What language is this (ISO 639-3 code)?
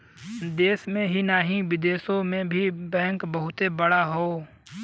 bho